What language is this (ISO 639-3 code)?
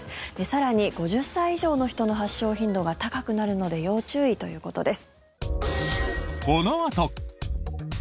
jpn